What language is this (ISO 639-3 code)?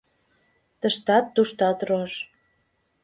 chm